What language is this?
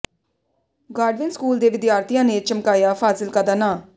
Punjabi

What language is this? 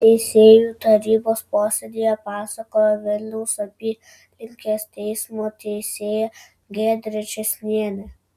Lithuanian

